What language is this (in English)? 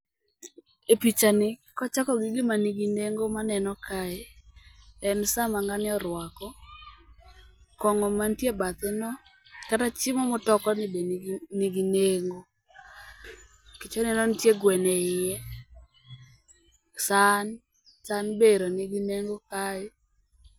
Luo (Kenya and Tanzania)